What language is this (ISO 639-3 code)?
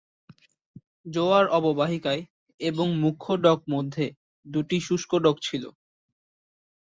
ben